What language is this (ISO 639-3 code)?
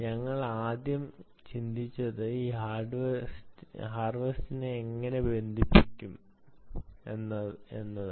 mal